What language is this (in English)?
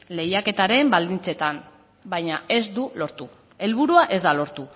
Basque